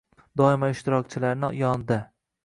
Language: Uzbek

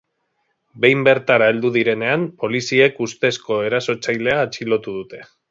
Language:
Basque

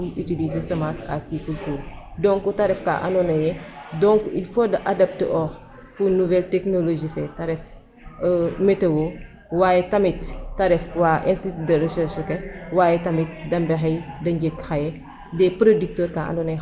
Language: Serer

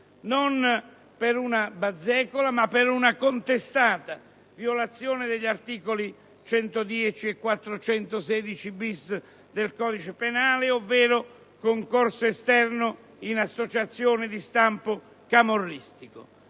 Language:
Italian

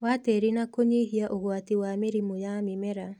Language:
Kikuyu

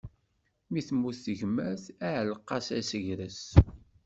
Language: Kabyle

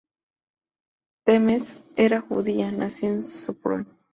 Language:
Spanish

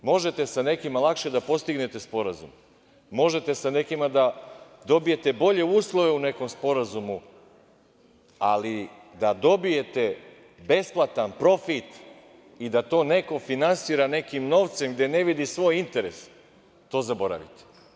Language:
Serbian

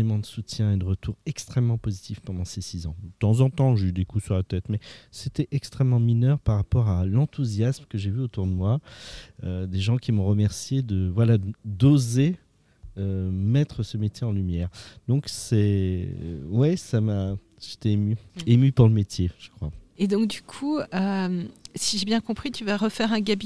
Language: French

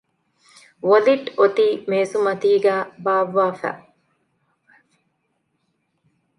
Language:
Divehi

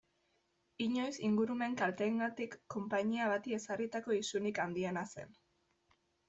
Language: Basque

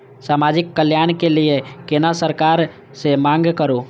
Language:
Maithili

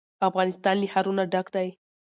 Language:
Pashto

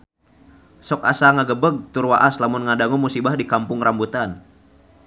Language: Sundanese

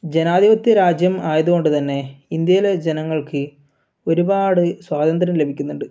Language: Malayalam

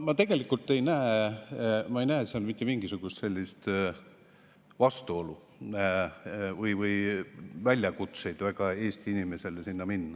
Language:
Estonian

